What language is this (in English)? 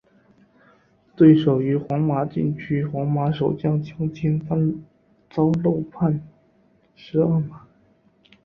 Chinese